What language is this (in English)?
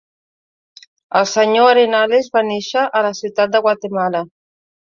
Catalan